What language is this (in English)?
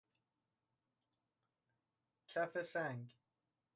Persian